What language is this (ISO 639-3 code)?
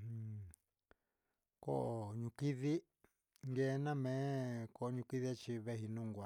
mxs